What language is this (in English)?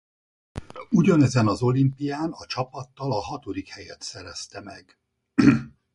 Hungarian